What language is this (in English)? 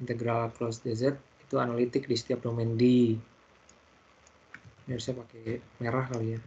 Indonesian